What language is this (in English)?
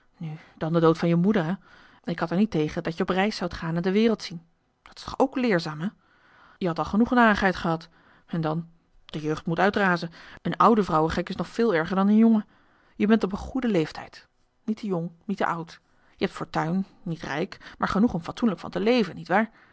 Dutch